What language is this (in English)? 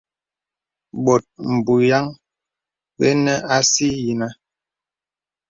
Bebele